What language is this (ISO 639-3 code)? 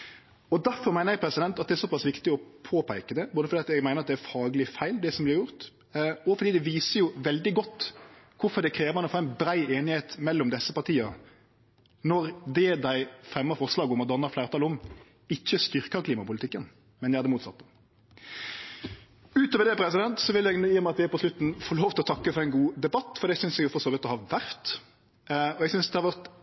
nno